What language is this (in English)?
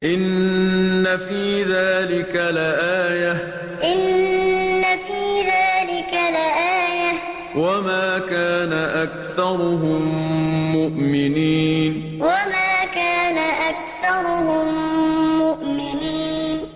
Arabic